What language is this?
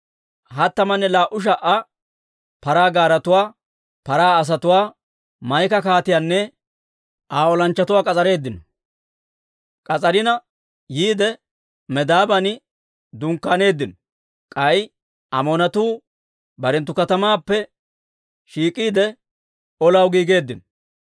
Dawro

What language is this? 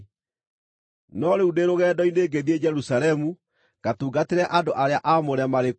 Kikuyu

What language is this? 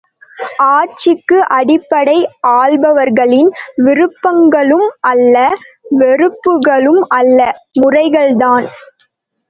Tamil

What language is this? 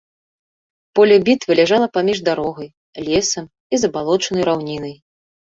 Belarusian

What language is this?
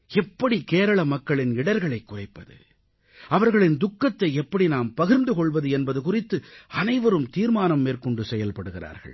Tamil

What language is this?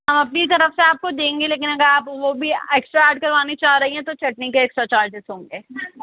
Urdu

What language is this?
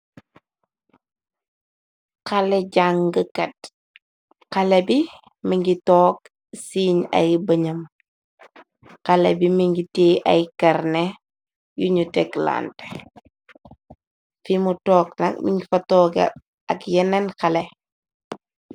Wolof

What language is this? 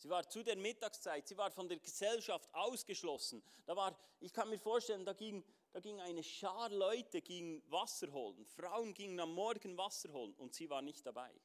German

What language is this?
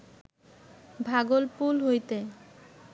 Bangla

